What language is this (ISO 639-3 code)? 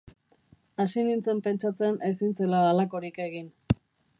eus